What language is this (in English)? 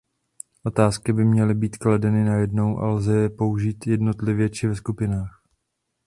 Czech